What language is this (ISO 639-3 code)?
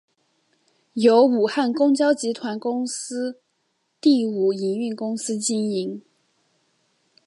zho